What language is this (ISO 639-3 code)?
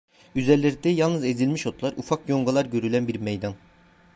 tur